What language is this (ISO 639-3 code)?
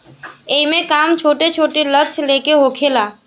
bho